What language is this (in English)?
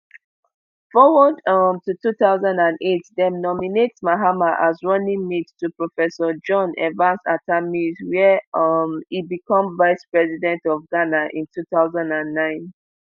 Nigerian Pidgin